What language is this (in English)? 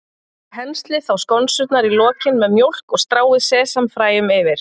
Icelandic